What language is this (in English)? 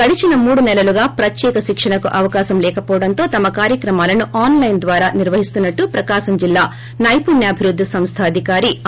Telugu